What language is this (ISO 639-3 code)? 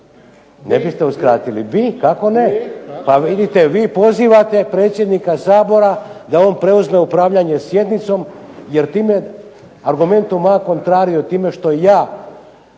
hrv